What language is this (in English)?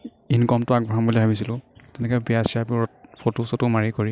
Assamese